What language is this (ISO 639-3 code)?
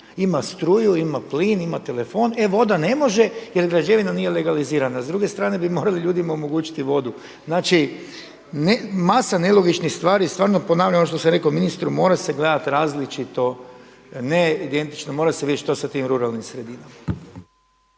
hrv